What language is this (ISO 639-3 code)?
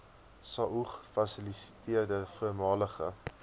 afr